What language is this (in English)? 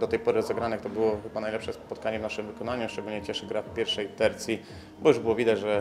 Polish